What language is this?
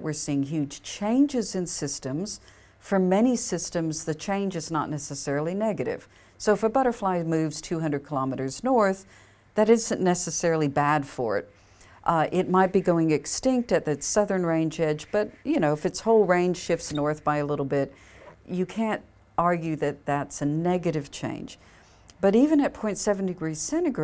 English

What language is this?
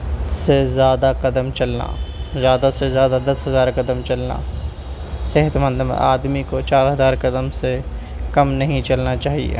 Urdu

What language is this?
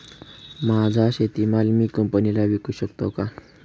Marathi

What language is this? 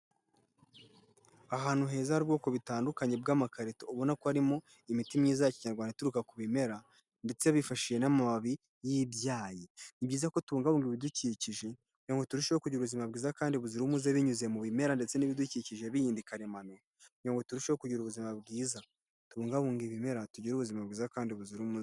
Kinyarwanda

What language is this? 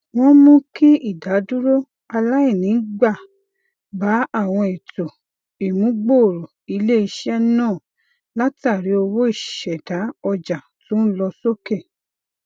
Yoruba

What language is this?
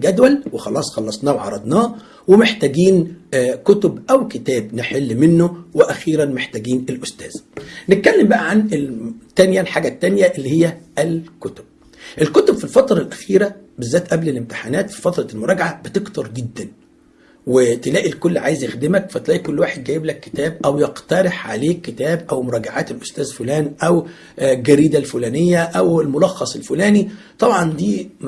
Arabic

